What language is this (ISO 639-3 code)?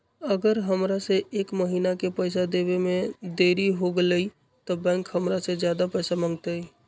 mag